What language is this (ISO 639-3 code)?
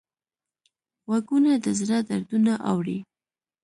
pus